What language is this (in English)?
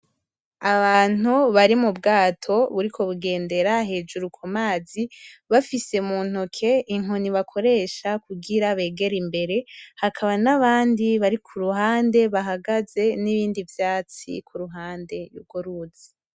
Rundi